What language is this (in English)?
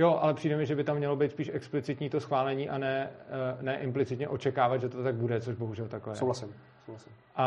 Czech